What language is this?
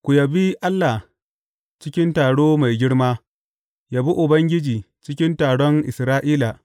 Hausa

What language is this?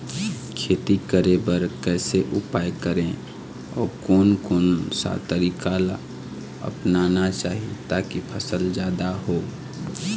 Chhattisgarhi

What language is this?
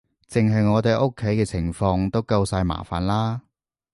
Cantonese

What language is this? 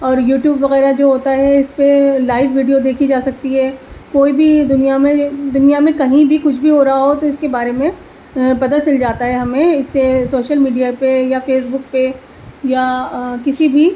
Urdu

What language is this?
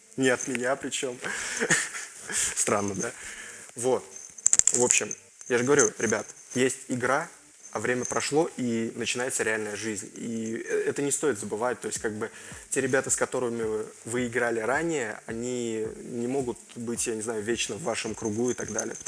Russian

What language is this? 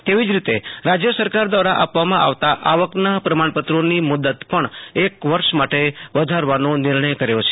Gujarati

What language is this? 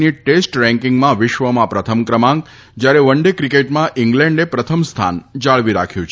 Gujarati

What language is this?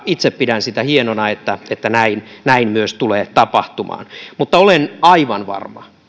Finnish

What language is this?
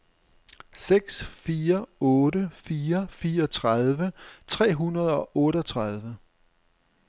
Danish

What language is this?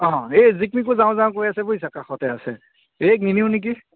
Assamese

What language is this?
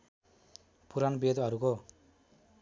Nepali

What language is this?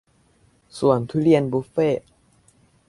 Thai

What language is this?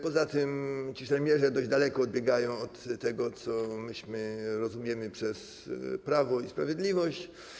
Polish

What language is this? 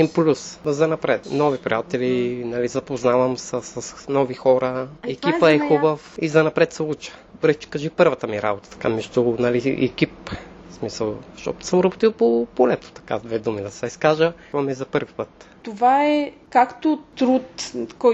Bulgarian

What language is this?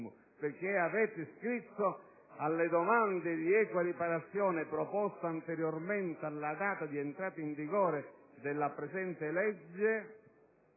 Italian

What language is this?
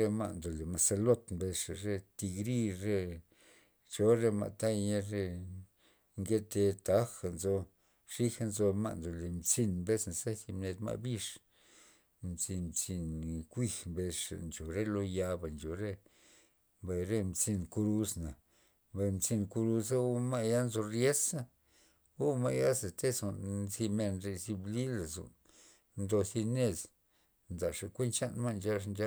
Loxicha Zapotec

